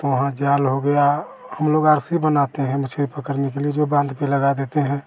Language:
Hindi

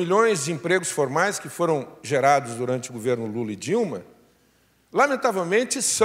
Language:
Portuguese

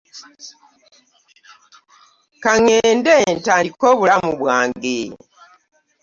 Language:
Ganda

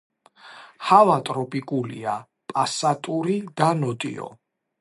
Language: Georgian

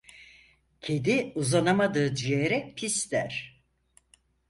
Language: Turkish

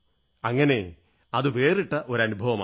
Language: Malayalam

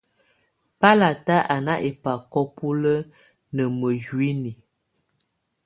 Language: Tunen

